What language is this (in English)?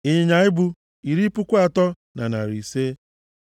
Igbo